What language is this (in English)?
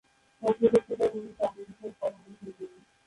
Bangla